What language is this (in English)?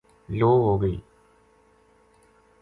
Gujari